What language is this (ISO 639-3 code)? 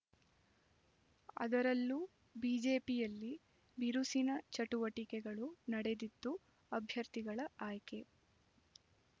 kan